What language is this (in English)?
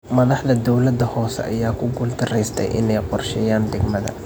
Somali